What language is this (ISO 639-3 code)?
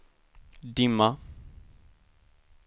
swe